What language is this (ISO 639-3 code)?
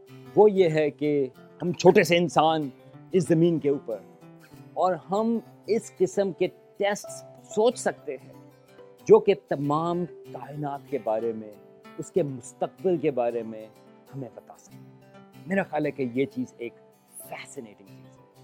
urd